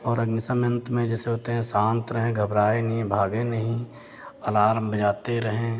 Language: Hindi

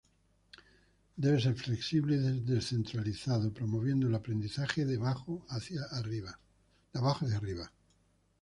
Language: Spanish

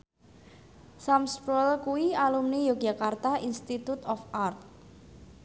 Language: Javanese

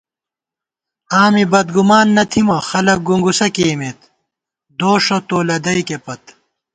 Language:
Gawar-Bati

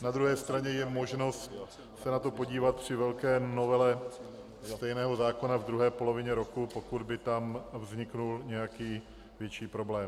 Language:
Czech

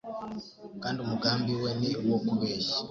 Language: Kinyarwanda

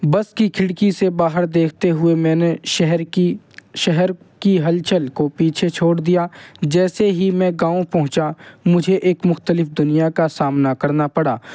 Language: Urdu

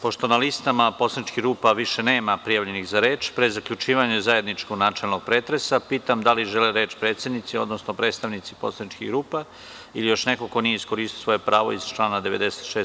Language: Serbian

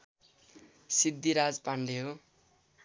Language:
Nepali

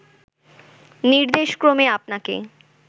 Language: Bangla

